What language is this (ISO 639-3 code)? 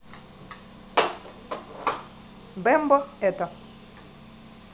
rus